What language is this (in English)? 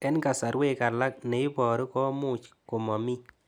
Kalenjin